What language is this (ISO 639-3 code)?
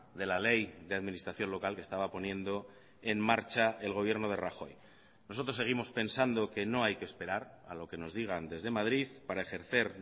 spa